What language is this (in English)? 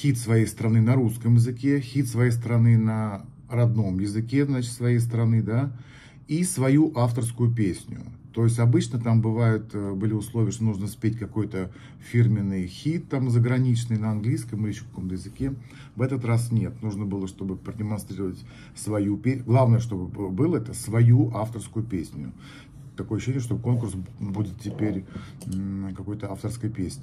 Russian